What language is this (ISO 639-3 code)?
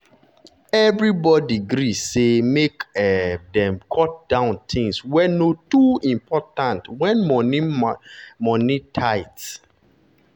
pcm